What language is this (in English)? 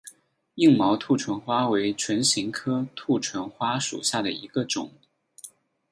Chinese